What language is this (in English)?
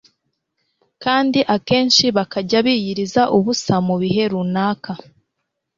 Kinyarwanda